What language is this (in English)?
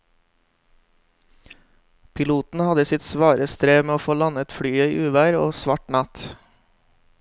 Norwegian